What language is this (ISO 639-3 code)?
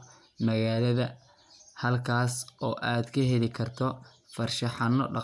som